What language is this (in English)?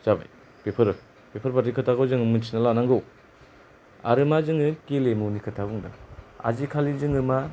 Bodo